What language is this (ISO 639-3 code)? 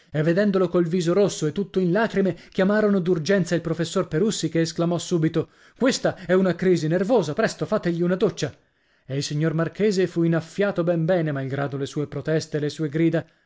ita